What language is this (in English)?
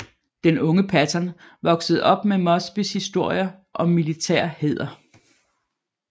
Danish